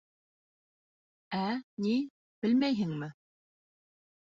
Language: Bashkir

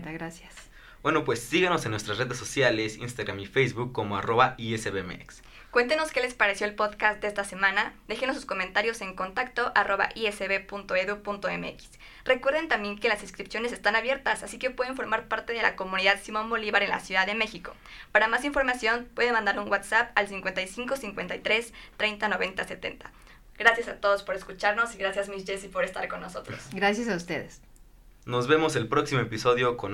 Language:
Spanish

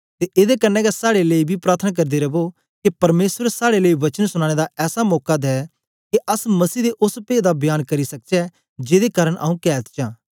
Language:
Dogri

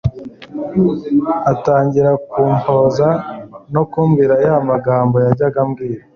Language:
Kinyarwanda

